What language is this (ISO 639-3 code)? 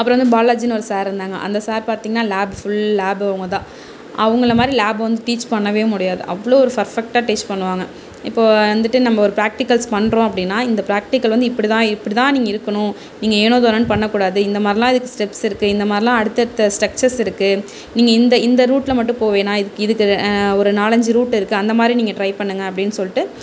tam